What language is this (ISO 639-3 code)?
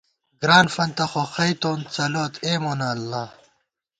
gwt